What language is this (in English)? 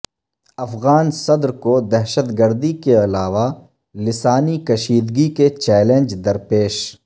Urdu